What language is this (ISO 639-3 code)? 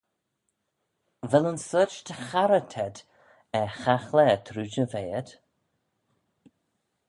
glv